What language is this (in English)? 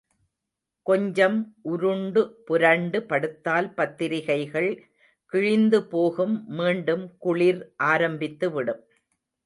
Tamil